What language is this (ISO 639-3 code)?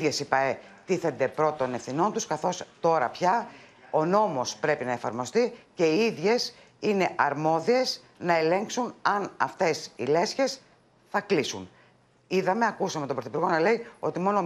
ell